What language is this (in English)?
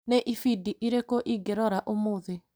Kikuyu